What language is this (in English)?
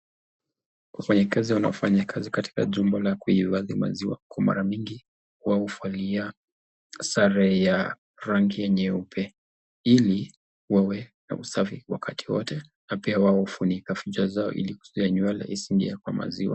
Swahili